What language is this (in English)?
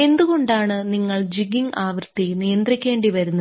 Malayalam